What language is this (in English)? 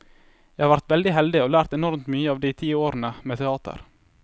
Norwegian